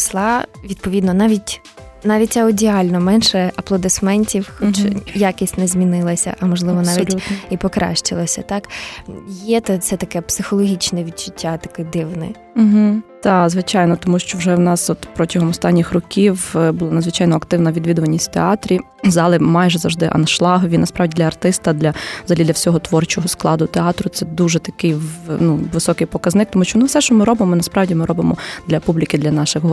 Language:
Ukrainian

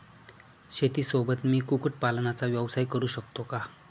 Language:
Marathi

